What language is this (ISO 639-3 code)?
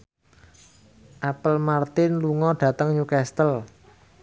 jav